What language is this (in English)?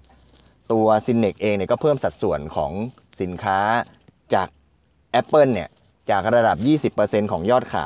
Thai